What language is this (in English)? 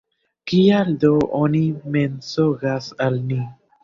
Esperanto